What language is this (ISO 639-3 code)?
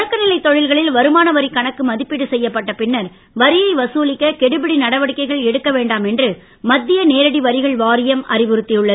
tam